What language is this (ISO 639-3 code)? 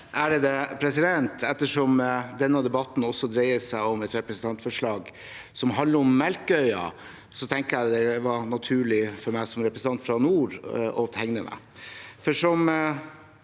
nor